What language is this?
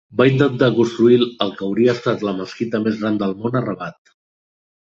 Catalan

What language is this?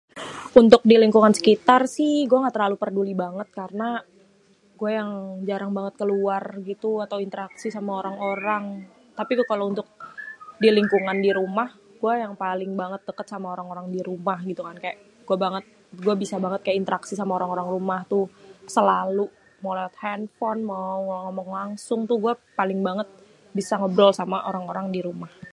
Betawi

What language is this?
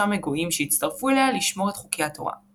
Hebrew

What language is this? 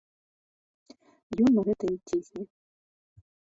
Belarusian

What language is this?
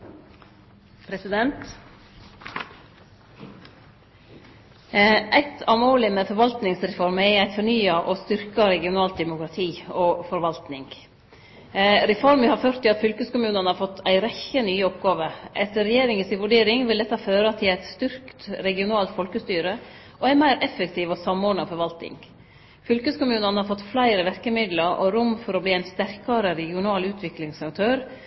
Norwegian Nynorsk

